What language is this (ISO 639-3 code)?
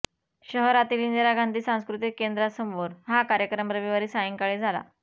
mar